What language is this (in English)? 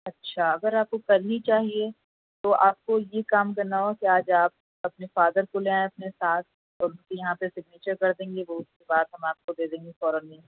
Urdu